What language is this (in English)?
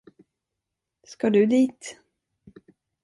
Swedish